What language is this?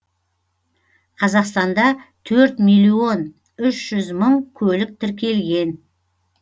Kazakh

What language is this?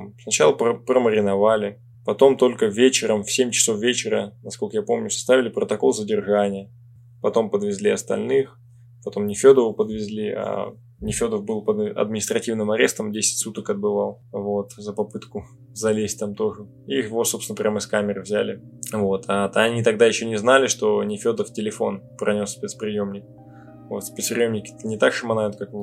Russian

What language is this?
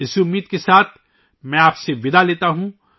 Urdu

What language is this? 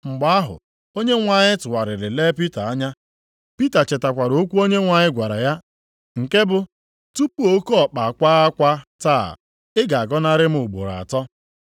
Igbo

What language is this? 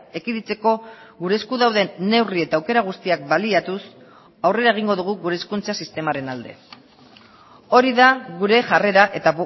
Basque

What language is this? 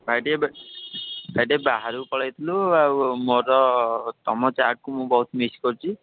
Odia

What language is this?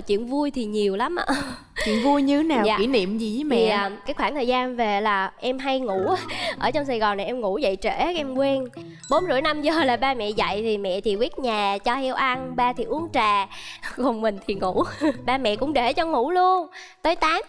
Vietnamese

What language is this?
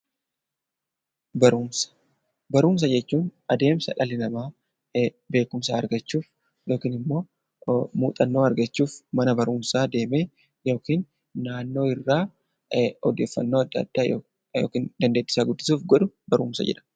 Oromo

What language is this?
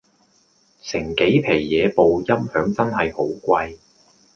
Cantonese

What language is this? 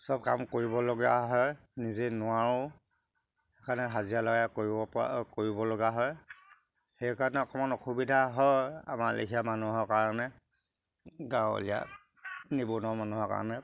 Assamese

